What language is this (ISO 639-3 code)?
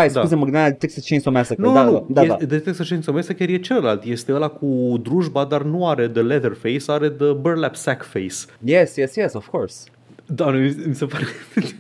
ron